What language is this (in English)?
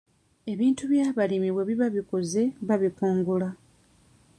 Ganda